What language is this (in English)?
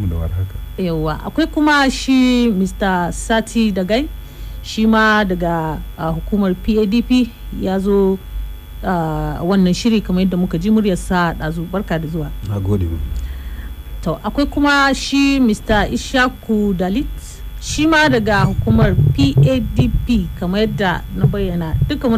Swahili